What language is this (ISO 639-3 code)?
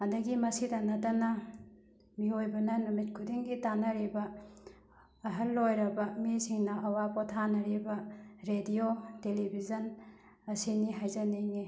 mni